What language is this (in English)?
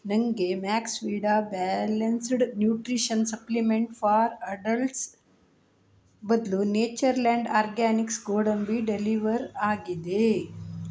Kannada